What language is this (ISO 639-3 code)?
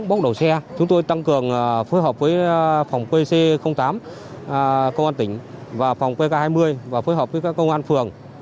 vie